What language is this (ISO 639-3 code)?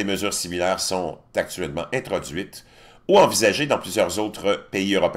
fra